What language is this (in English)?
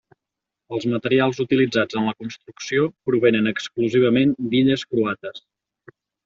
Catalan